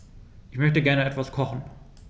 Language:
German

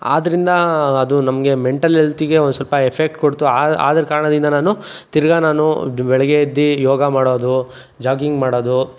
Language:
Kannada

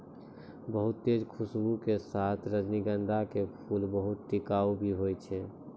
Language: Maithili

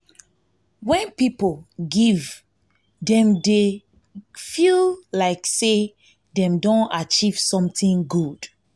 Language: Nigerian Pidgin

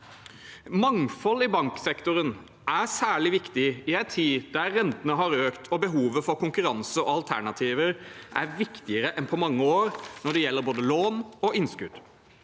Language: Norwegian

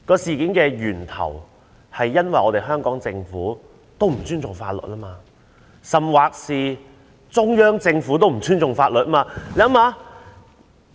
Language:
Cantonese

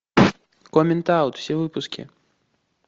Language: Russian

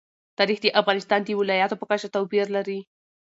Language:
Pashto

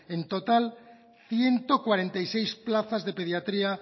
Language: Spanish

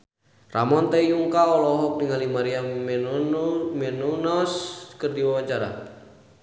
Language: Sundanese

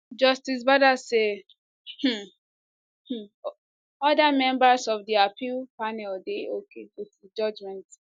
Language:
Nigerian Pidgin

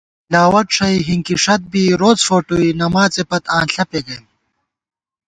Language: Gawar-Bati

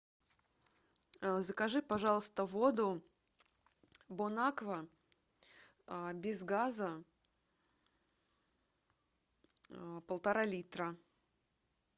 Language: Russian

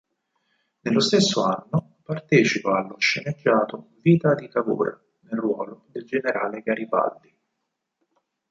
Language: Italian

